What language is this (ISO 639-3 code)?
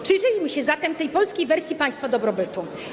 pol